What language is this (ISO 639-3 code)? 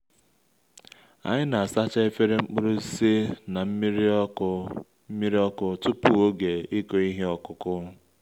ibo